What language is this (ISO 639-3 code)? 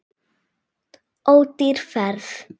isl